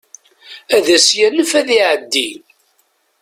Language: Kabyle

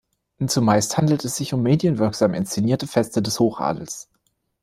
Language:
German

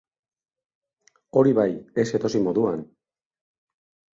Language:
Basque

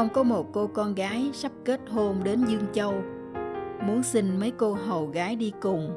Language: Vietnamese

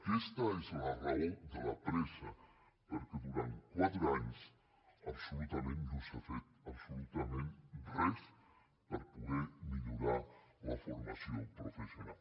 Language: Catalan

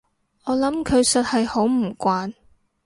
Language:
Cantonese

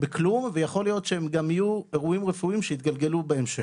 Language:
Hebrew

